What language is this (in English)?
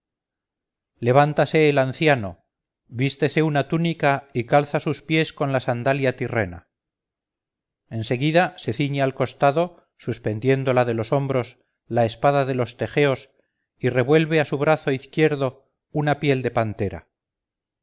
Spanish